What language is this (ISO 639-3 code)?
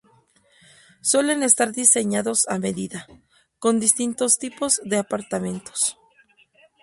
spa